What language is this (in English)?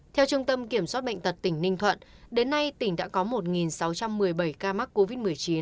Vietnamese